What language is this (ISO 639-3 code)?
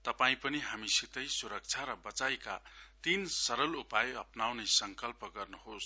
nep